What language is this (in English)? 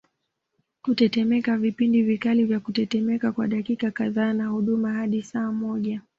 Swahili